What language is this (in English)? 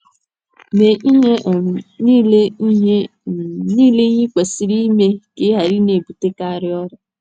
Igbo